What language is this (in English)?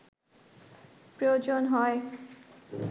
Bangla